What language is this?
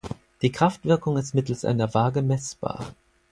German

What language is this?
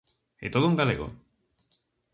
Galician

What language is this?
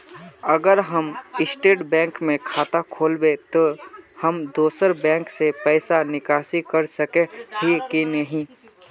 Magahi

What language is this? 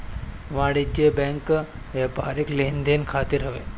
Bhojpuri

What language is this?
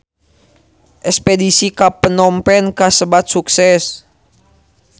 Sundanese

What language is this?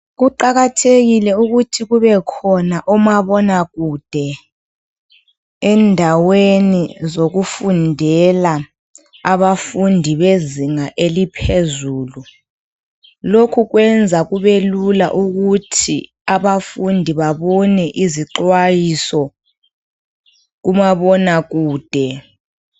North Ndebele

